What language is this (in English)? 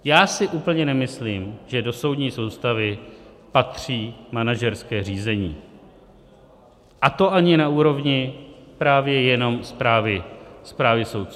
Czech